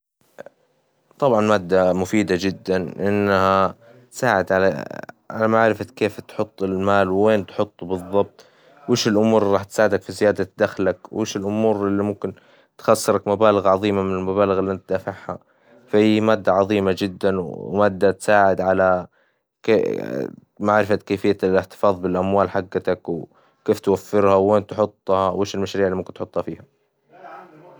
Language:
Hijazi Arabic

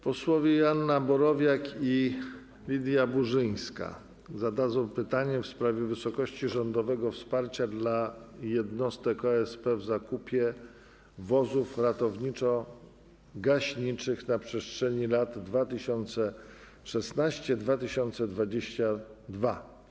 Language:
Polish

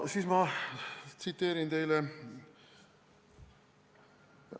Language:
Estonian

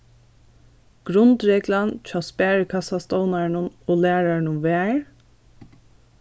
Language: Faroese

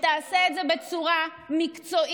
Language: Hebrew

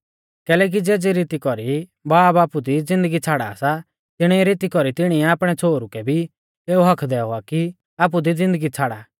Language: Mahasu Pahari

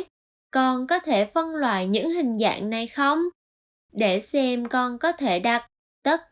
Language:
Vietnamese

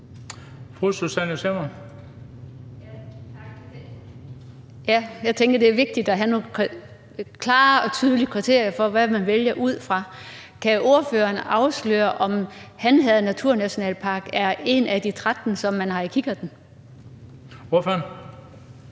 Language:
Danish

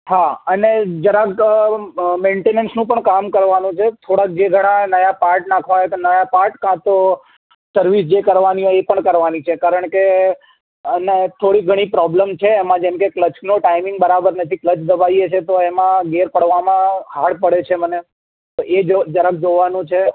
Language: Gujarati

